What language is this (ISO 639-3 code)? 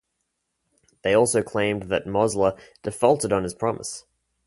eng